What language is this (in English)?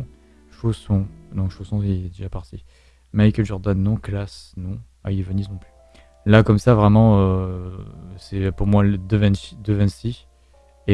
French